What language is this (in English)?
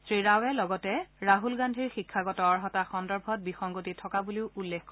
Assamese